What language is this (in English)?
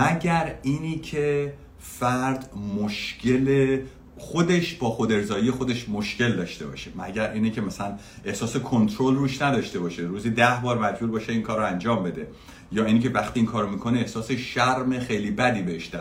Persian